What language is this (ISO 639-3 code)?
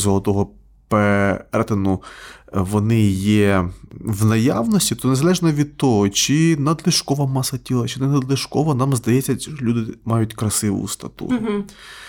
ukr